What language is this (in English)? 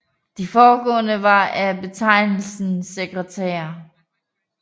Danish